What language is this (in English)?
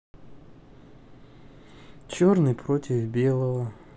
Russian